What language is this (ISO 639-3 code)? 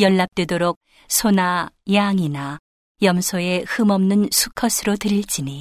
kor